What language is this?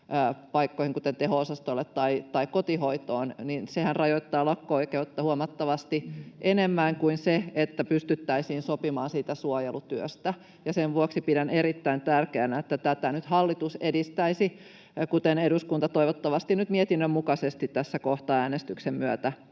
Finnish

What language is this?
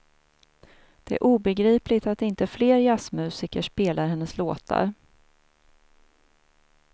Swedish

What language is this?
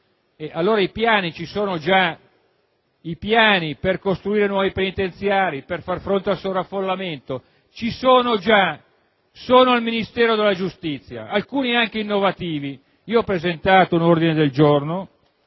Italian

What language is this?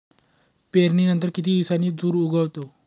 Marathi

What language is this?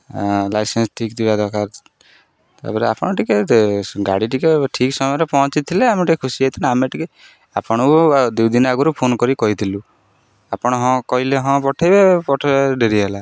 Odia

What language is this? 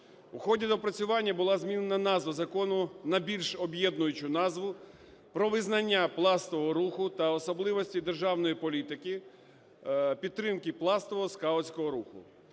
Ukrainian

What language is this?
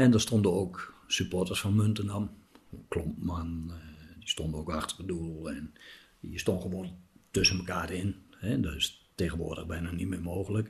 Dutch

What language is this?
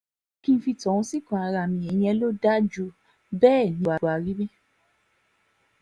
Yoruba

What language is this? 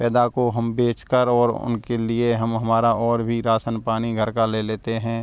Hindi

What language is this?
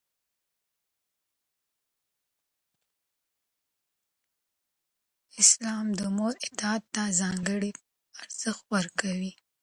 Pashto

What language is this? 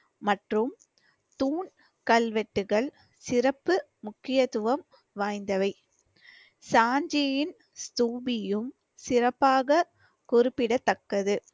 Tamil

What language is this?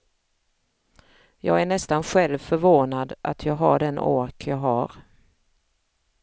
Swedish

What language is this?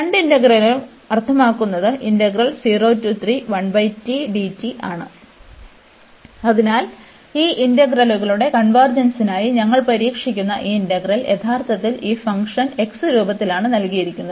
Malayalam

